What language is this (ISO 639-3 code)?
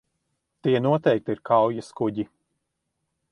lav